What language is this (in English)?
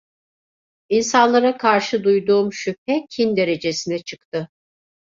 Turkish